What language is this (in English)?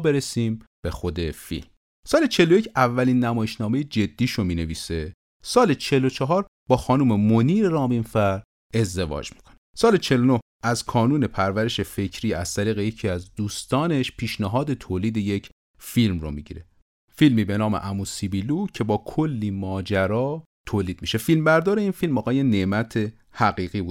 Persian